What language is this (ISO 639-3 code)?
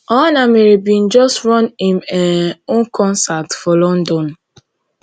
pcm